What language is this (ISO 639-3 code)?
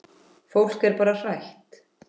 isl